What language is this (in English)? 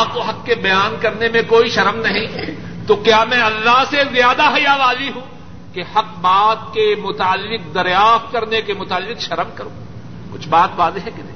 Urdu